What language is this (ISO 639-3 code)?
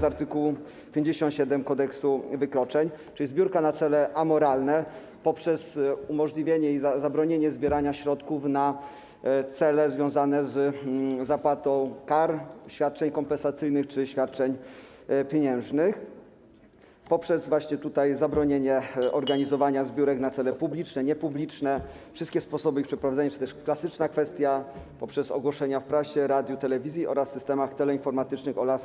pol